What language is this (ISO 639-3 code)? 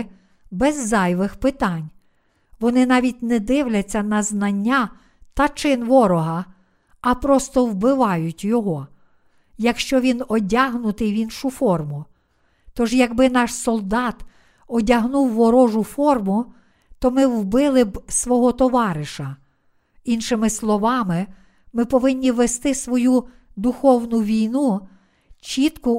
ukr